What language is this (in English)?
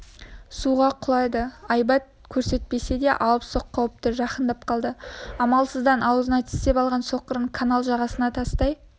Kazakh